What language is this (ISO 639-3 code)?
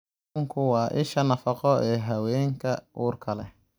som